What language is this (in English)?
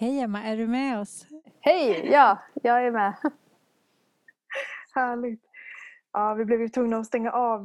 Swedish